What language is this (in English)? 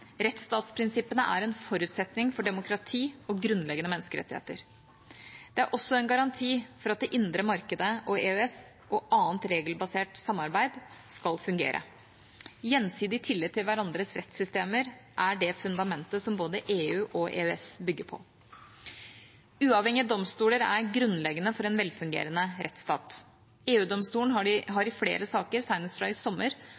Norwegian Bokmål